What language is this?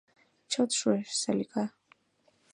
Mari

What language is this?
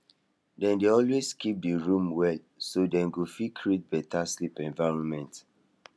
Nigerian Pidgin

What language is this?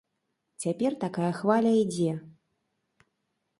Belarusian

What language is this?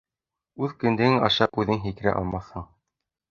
Bashkir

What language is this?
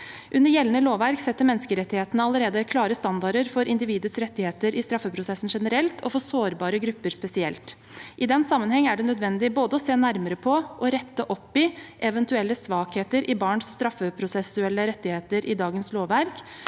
Norwegian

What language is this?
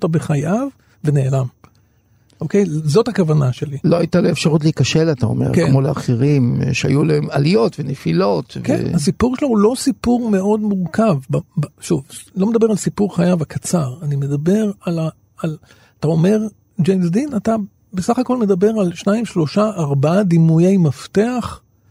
Hebrew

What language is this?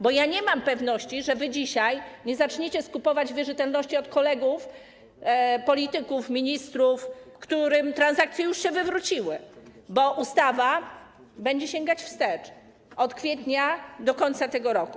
Polish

